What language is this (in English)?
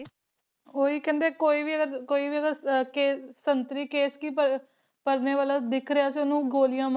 Punjabi